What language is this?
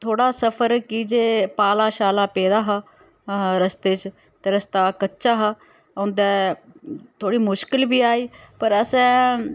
Dogri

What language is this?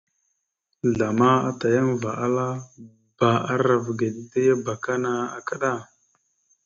Mada (Cameroon)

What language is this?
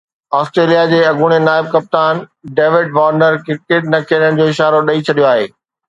Sindhi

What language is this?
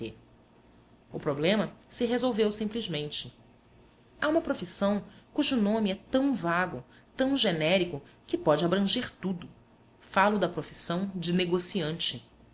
Portuguese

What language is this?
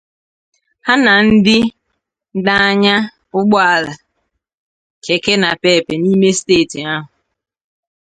Igbo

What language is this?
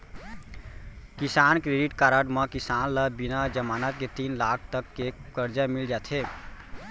Chhattisgarhi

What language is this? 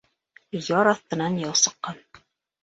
Bashkir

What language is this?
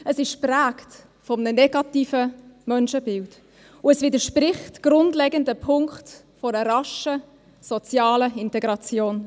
Swiss German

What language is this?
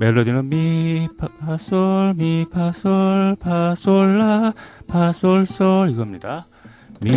Korean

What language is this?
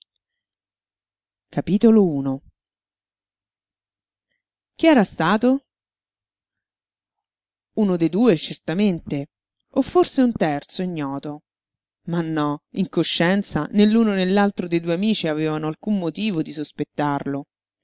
Italian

